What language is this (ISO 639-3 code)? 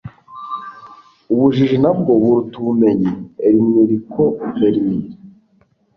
kin